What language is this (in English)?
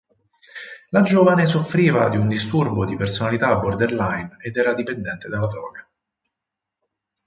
Italian